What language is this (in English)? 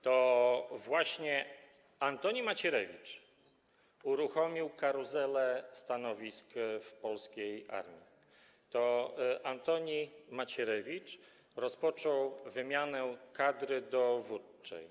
Polish